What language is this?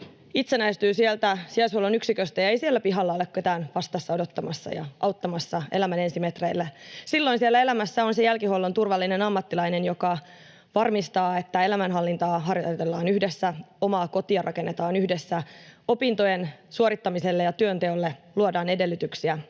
Finnish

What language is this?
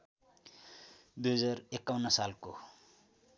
Nepali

